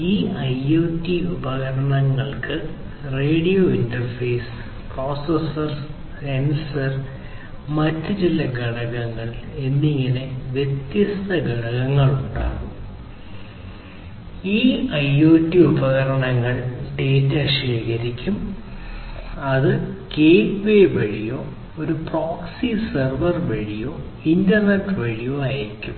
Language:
Malayalam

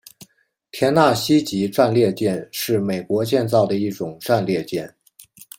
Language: Chinese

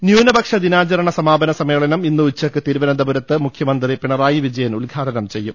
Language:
Malayalam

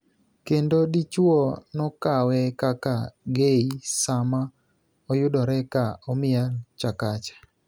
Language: Luo (Kenya and Tanzania)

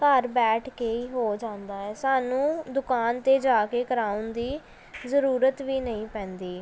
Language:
Punjabi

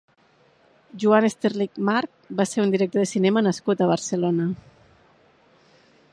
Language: Catalan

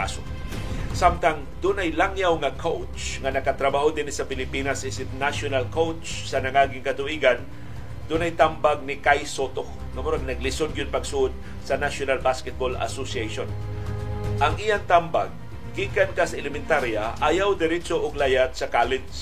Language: Filipino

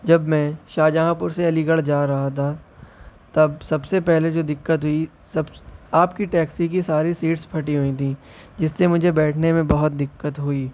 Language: Urdu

